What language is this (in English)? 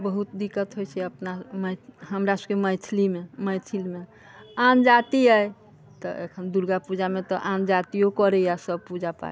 Maithili